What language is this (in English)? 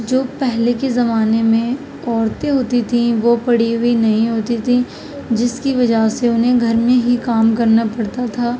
Urdu